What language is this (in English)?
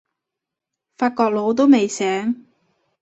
Cantonese